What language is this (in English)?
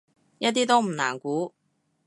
Cantonese